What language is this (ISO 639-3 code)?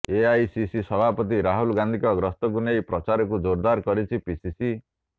ori